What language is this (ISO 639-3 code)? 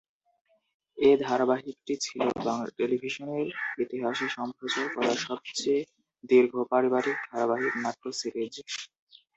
ben